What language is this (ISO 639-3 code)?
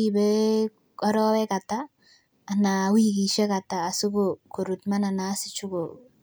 kln